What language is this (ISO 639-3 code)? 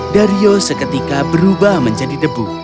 ind